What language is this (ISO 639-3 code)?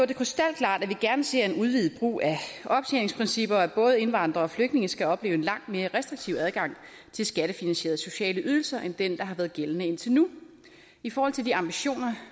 dan